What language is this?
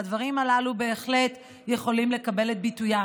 Hebrew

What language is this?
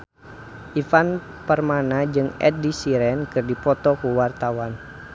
Sundanese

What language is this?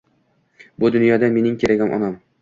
Uzbek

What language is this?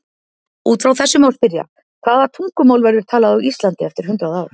Icelandic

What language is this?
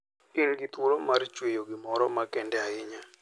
Luo (Kenya and Tanzania)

